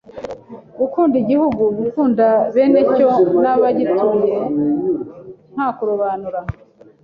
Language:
Kinyarwanda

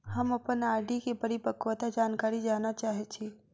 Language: Maithili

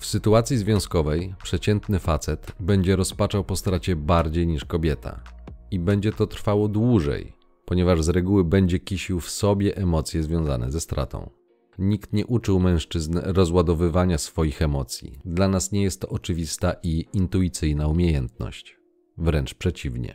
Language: Polish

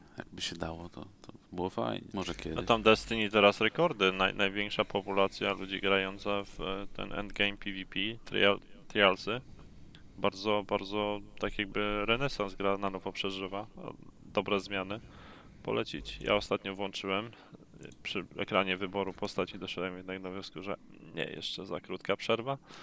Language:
Polish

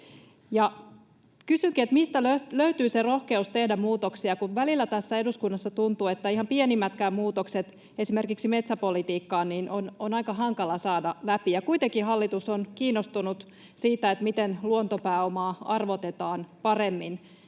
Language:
Finnish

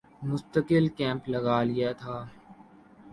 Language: Urdu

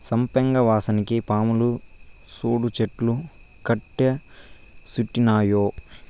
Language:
Telugu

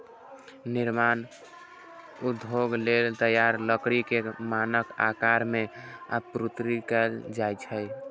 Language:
Maithili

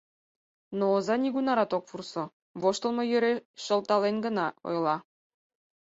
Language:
Mari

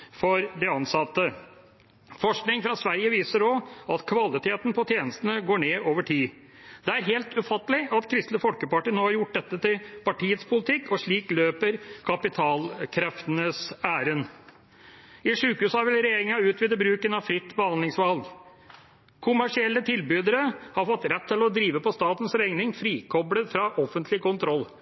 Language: Norwegian Bokmål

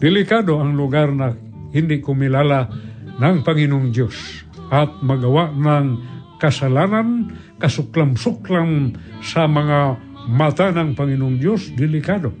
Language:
Filipino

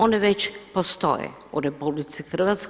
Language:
Croatian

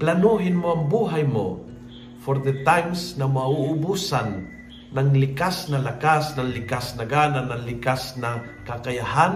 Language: Filipino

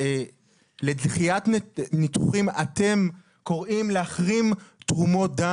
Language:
Hebrew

